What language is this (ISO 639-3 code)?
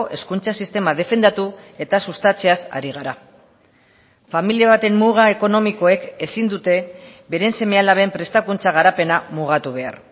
eus